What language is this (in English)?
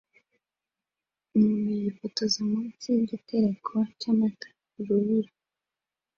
Kinyarwanda